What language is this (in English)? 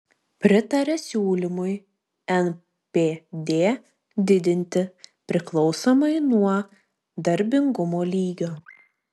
Lithuanian